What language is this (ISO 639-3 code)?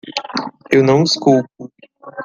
por